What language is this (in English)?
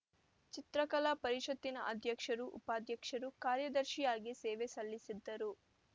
Kannada